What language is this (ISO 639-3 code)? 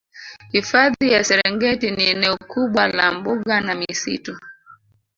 swa